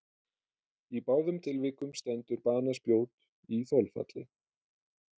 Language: Icelandic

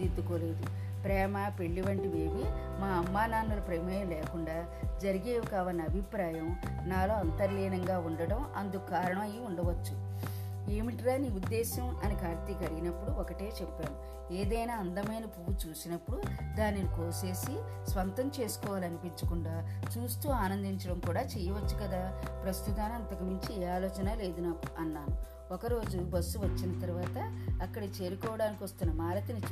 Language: Telugu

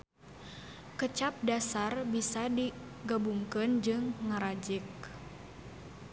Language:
Sundanese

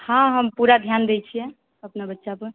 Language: Maithili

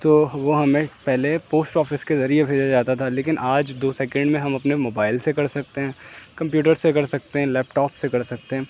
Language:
Urdu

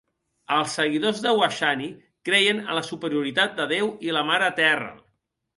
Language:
Catalan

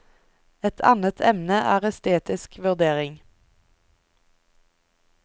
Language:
Norwegian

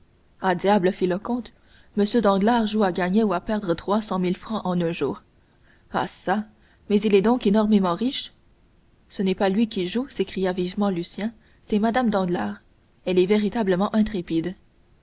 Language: French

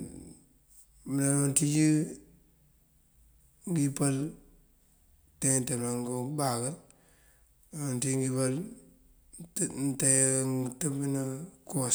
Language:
Mandjak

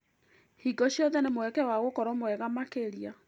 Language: Kikuyu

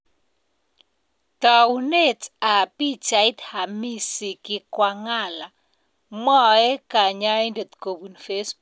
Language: Kalenjin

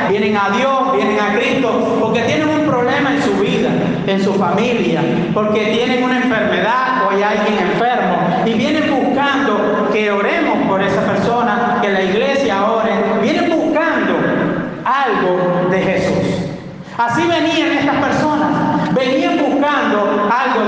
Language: Spanish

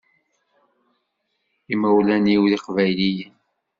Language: Kabyle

